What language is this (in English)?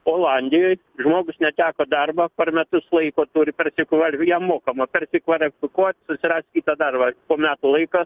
Lithuanian